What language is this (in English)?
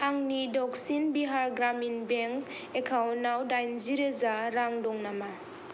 Bodo